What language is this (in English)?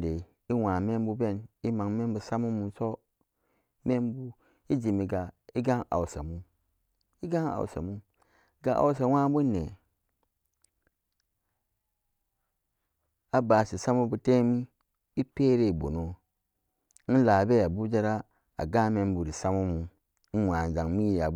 Samba Daka